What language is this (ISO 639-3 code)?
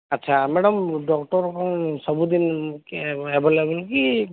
ori